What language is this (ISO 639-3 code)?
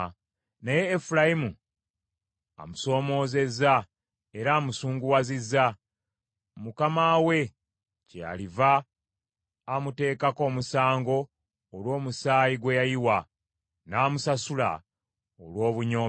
lug